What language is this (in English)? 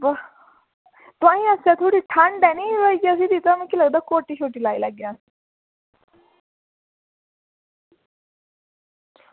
Dogri